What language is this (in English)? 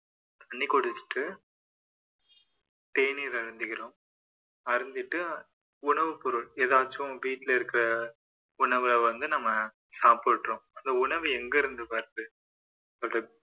Tamil